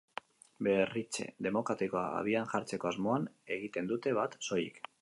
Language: Basque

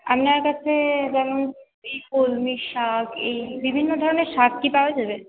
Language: Bangla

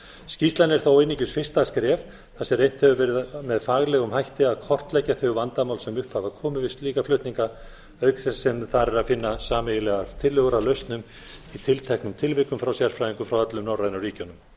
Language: Icelandic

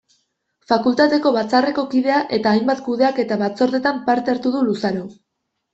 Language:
Basque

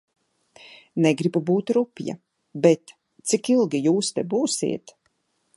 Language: Latvian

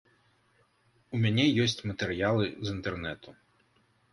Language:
Belarusian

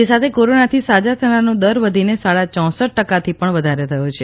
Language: Gujarati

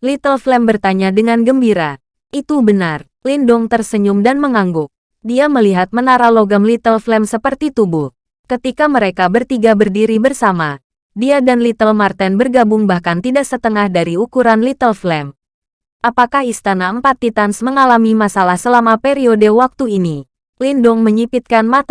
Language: Indonesian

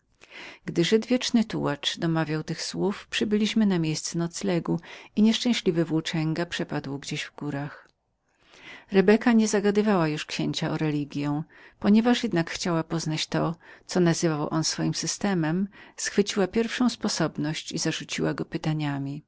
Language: Polish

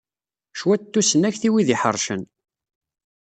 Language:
Kabyle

